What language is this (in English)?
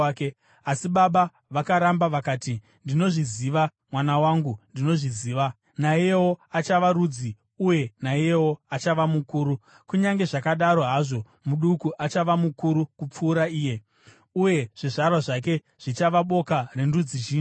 Shona